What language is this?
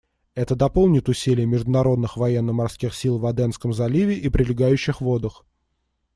Russian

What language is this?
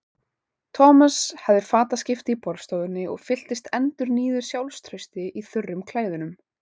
Icelandic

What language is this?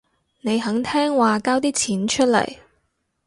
Cantonese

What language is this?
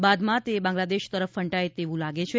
Gujarati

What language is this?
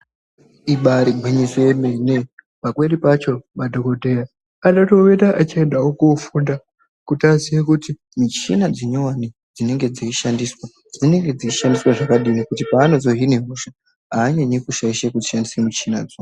Ndau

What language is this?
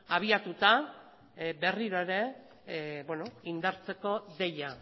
Basque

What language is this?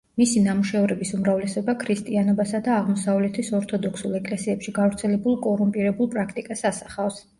Georgian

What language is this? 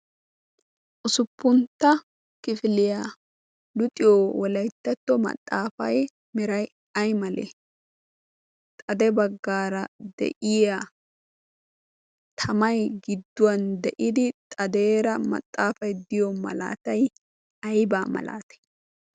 Wolaytta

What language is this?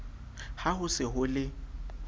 Southern Sotho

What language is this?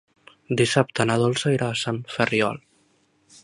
Catalan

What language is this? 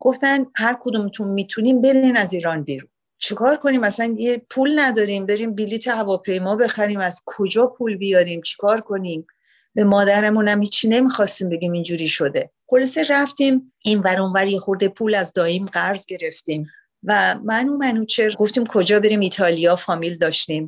Persian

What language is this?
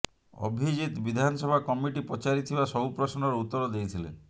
Odia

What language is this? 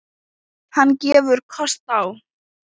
Icelandic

